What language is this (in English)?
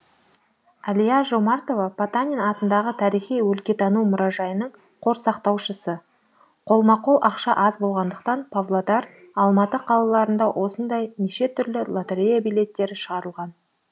Kazakh